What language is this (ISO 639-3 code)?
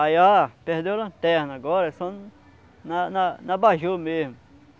por